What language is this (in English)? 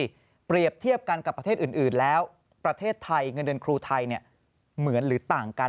Thai